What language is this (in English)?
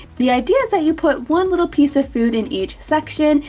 English